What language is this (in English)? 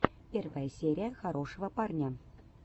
Russian